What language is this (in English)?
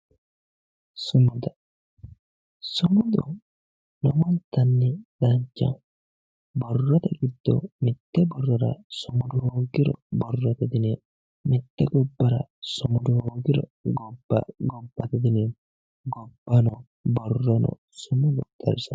Sidamo